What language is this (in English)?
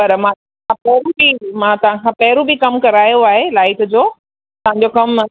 Sindhi